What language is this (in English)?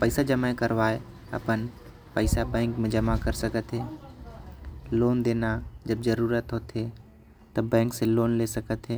Korwa